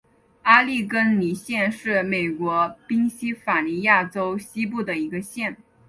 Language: Chinese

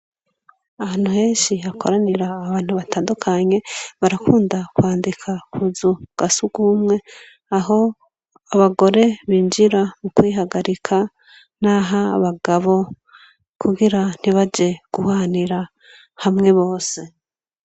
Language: Rundi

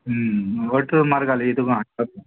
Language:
Konkani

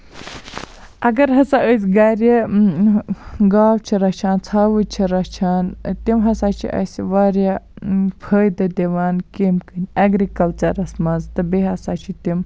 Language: Kashmiri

